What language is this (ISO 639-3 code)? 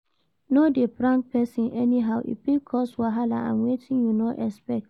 pcm